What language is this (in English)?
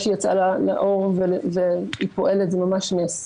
Hebrew